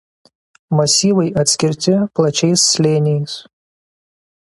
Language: Lithuanian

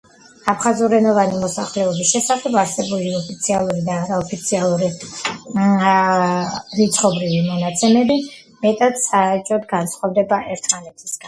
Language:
Georgian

